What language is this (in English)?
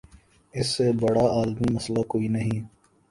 Urdu